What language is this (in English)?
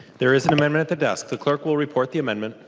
English